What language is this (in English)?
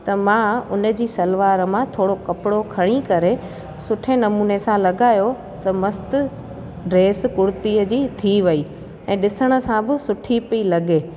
Sindhi